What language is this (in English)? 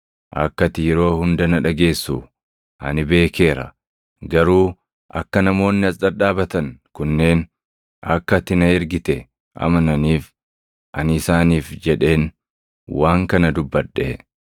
Oromo